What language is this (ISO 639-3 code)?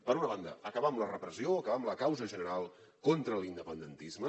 cat